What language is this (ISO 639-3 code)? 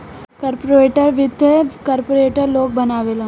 bho